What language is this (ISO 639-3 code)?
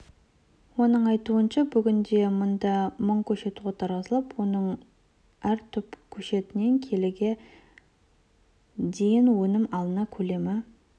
kaz